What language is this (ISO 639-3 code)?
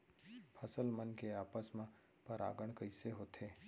hne